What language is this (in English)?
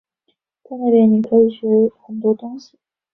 Chinese